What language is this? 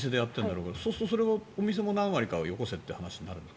Japanese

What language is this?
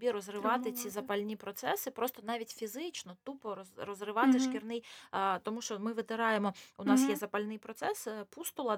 Ukrainian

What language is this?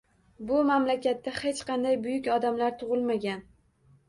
Uzbek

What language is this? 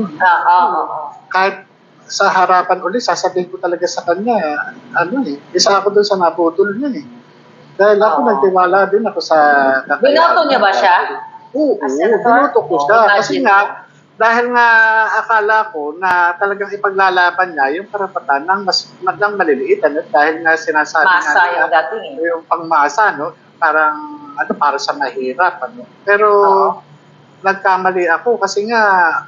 Filipino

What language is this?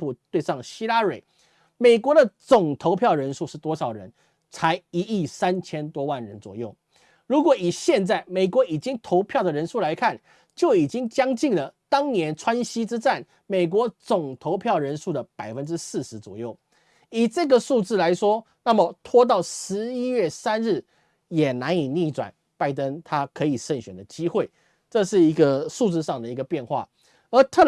Chinese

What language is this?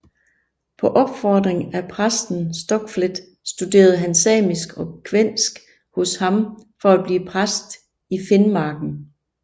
Danish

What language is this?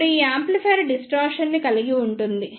Telugu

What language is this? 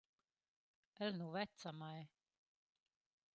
Romansh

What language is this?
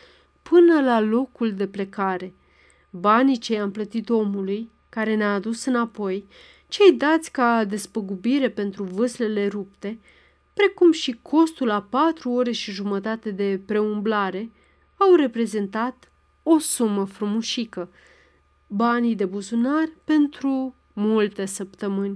Romanian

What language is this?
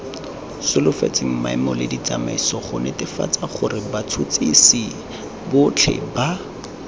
Tswana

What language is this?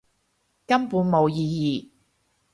Cantonese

